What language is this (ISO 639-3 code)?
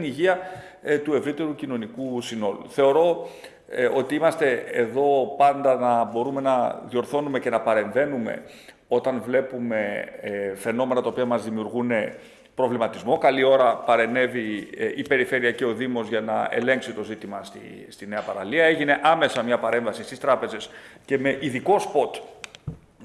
ell